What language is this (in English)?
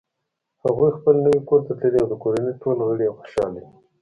Pashto